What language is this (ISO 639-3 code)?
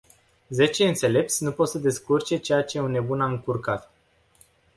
ron